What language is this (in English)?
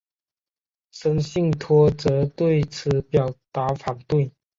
Chinese